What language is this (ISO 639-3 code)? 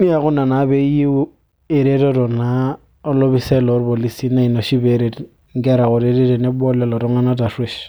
mas